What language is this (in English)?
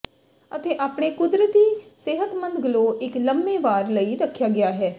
Punjabi